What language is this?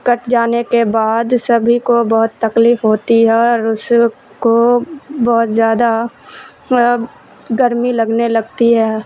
Urdu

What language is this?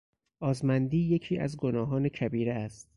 Persian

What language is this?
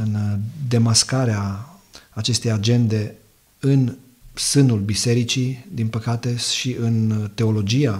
Romanian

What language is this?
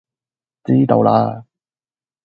Cantonese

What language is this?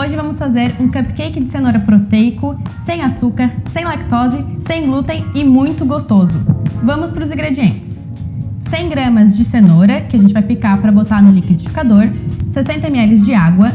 Portuguese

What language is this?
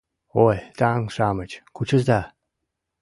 Mari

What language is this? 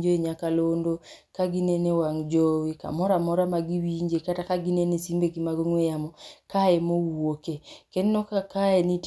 Luo (Kenya and Tanzania)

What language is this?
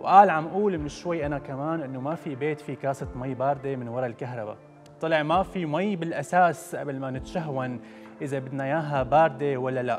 Arabic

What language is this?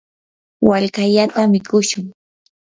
Yanahuanca Pasco Quechua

